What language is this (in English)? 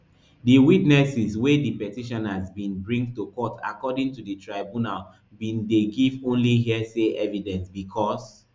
Nigerian Pidgin